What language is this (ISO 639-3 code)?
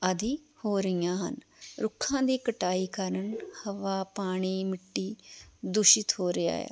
pan